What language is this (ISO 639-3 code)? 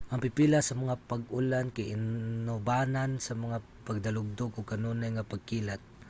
ceb